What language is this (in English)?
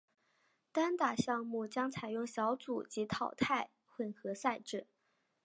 Chinese